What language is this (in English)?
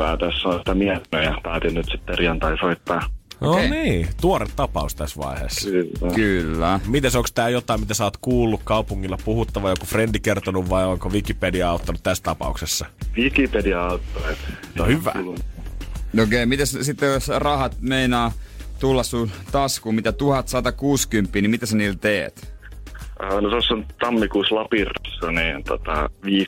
Finnish